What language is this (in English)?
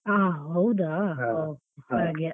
Kannada